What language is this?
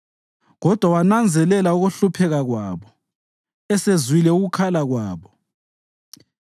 North Ndebele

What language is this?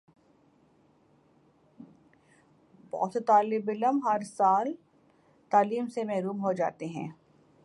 Urdu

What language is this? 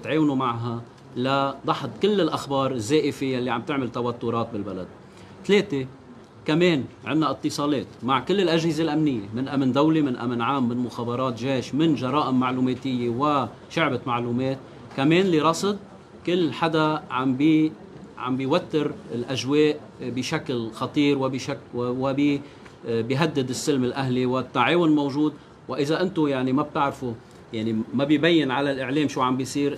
Arabic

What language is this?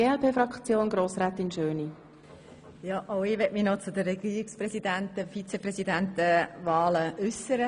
Swiss German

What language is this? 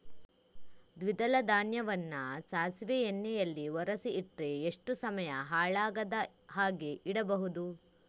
Kannada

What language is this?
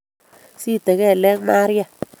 Kalenjin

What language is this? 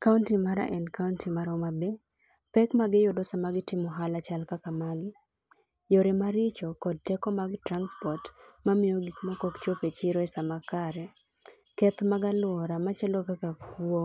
Luo (Kenya and Tanzania)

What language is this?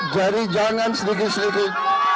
Indonesian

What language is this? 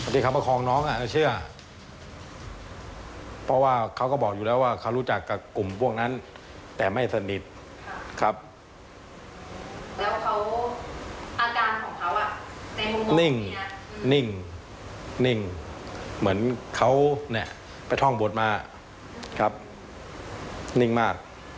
Thai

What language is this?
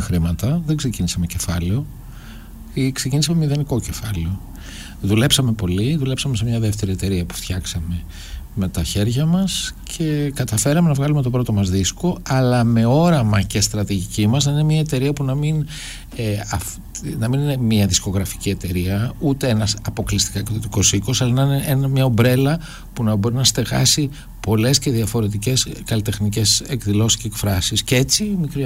Greek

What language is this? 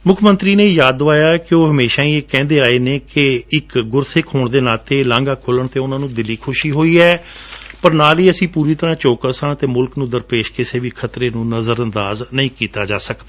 Punjabi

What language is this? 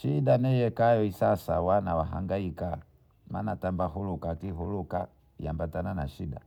Bondei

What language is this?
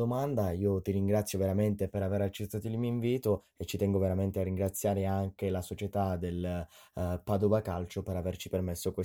Italian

